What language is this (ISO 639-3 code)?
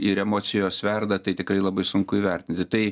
lit